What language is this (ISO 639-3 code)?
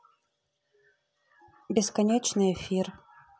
rus